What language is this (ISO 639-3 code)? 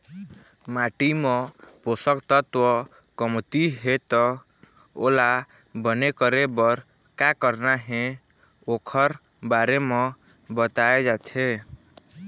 hne